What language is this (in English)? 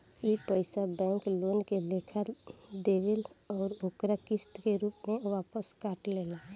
Bhojpuri